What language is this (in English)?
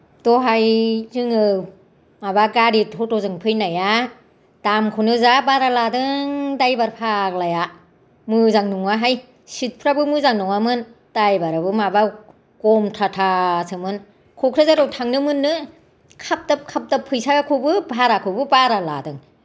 Bodo